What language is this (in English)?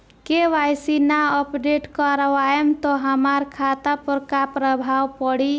Bhojpuri